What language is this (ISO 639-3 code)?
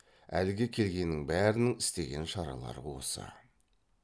kaz